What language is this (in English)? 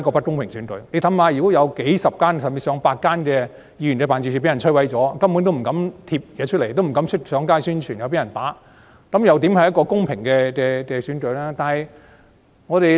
Cantonese